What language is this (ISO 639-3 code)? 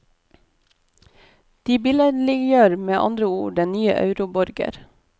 nor